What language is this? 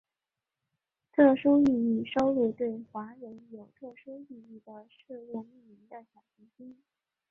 Chinese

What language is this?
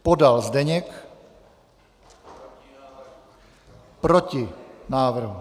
Czech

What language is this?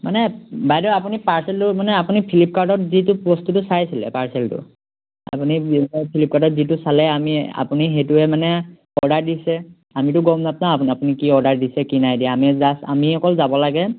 Assamese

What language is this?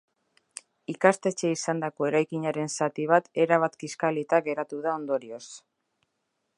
Basque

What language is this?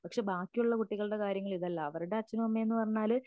Malayalam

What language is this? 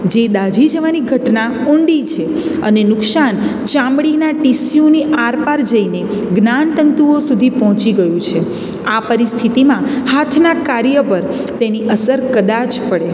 Gujarati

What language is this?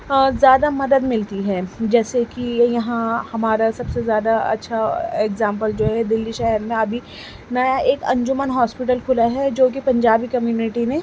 Urdu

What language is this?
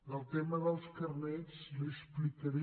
Catalan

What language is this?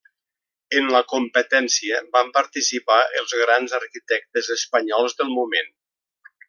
Catalan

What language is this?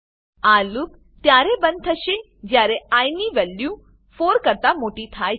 Gujarati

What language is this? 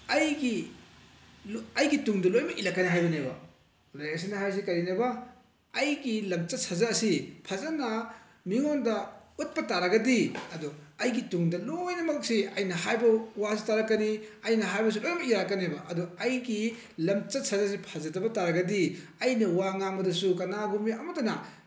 Manipuri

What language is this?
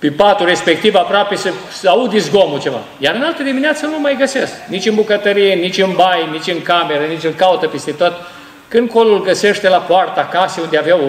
Romanian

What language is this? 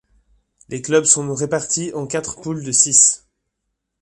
French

